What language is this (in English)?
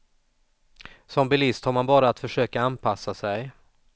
Swedish